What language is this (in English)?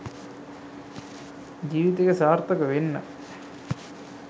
Sinhala